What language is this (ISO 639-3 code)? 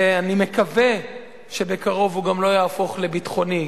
heb